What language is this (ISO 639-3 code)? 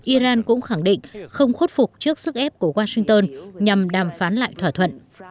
vie